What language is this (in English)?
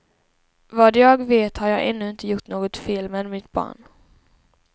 Swedish